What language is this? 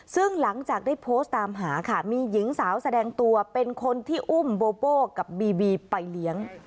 Thai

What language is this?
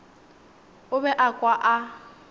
Northern Sotho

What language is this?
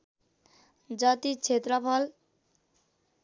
Nepali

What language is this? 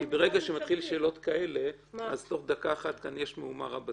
Hebrew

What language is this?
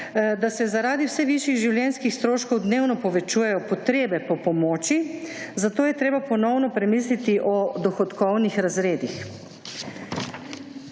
Slovenian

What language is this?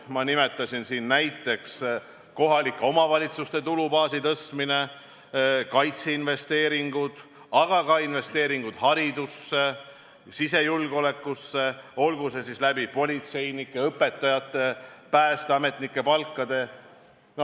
Estonian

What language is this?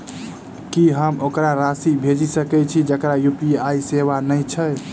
Maithili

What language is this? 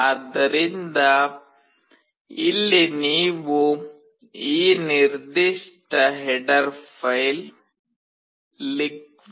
Kannada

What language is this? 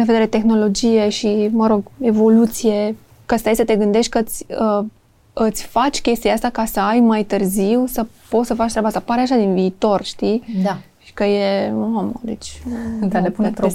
Romanian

